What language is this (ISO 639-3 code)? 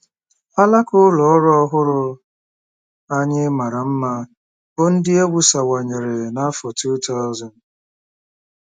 ibo